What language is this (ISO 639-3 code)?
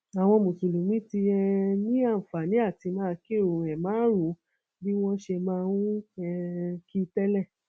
yor